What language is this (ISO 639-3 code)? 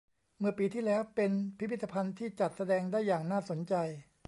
tha